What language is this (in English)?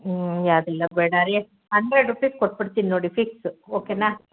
Kannada